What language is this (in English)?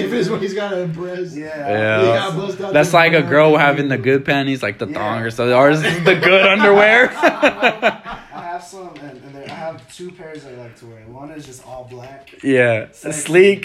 English